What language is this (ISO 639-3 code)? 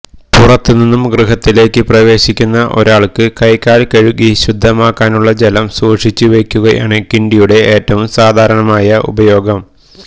mal